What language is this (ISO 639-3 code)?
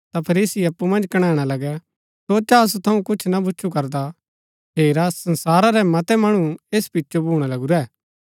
gbk